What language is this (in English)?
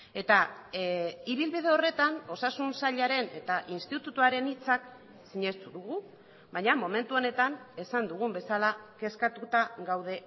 Basque